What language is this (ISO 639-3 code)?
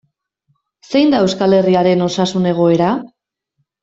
eus